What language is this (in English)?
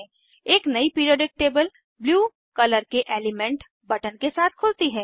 Hindi